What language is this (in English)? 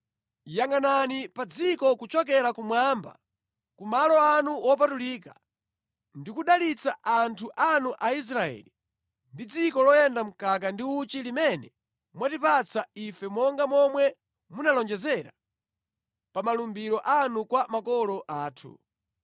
Nyanja